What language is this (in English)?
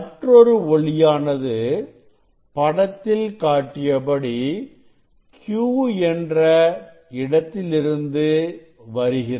Tamil